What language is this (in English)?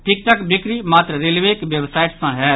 Maithili